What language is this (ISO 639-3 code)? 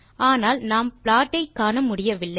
tam